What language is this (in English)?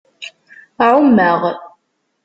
Kabyle